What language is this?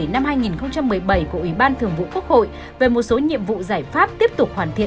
Vietnamese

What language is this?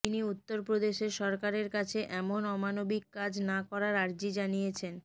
Bangla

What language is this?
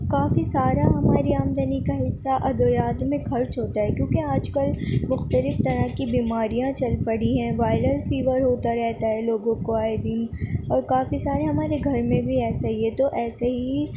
Urdu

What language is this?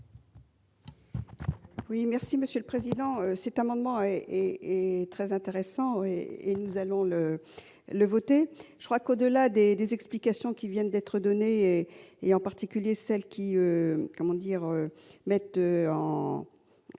French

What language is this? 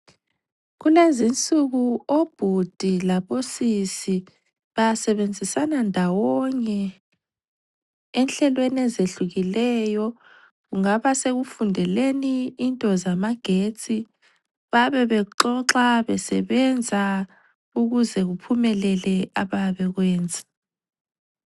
North Ndebele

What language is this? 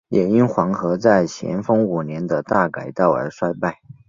Chinese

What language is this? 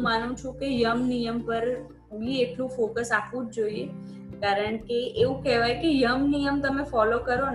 Gujarati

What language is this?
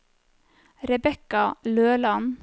Norwegian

